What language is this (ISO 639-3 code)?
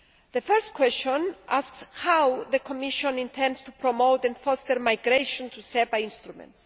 eng